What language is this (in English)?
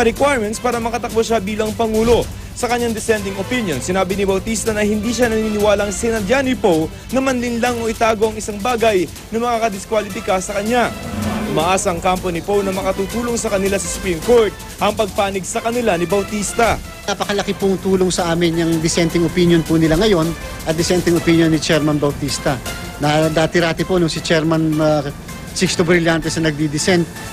Filipino